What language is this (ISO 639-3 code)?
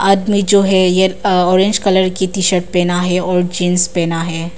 hin